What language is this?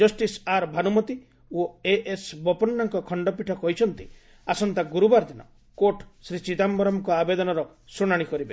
Odia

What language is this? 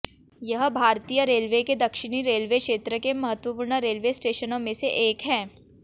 Hindi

